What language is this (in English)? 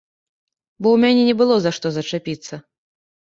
Belarusian